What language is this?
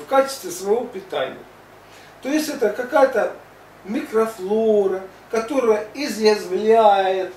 Russian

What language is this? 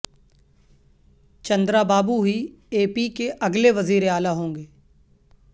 Urdu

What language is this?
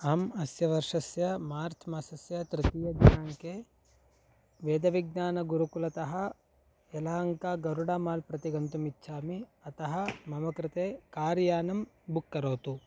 Sanskrit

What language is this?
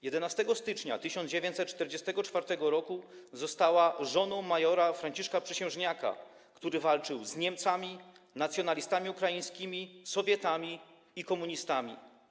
Polish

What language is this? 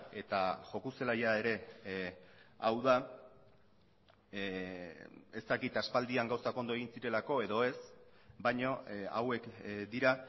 Basque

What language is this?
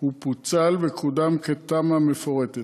Hebrew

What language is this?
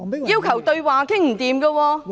Cantonese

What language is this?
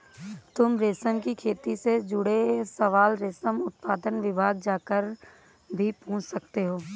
Hindi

